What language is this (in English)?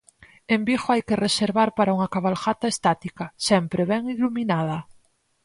Galician